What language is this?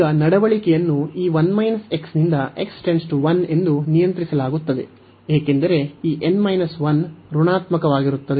Kannada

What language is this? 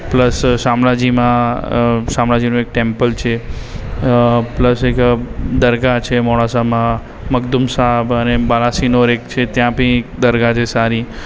Gujarati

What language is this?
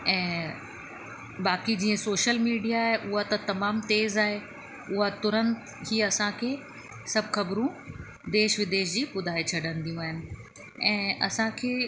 Sindhi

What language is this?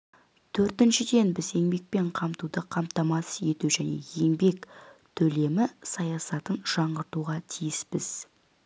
Kazakh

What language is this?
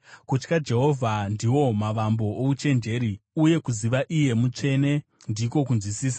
Shona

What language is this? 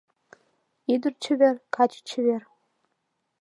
Mari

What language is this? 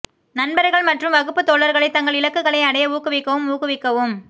Tamil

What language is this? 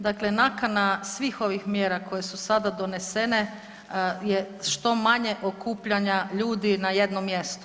Croatian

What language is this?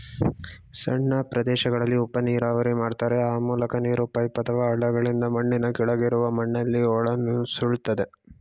Kannada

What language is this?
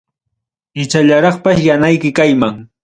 Ayacucho Quechua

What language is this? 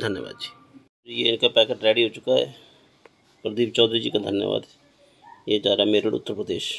Hindi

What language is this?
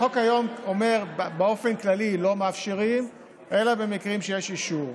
Hebrew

